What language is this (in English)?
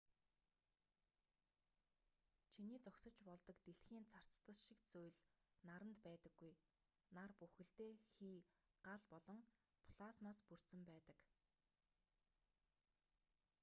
Mongolian